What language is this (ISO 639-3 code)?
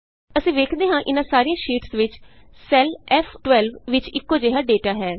pan